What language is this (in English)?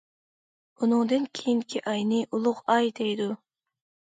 Uyghur